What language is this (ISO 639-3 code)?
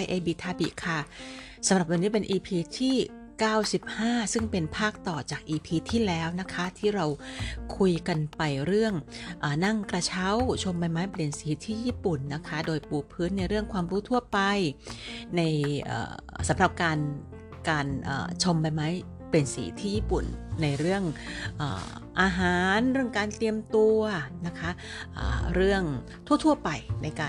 tha